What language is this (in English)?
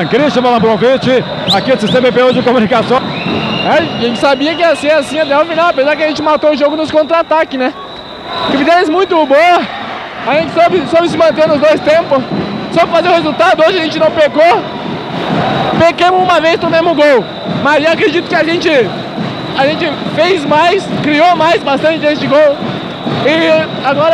Portuguese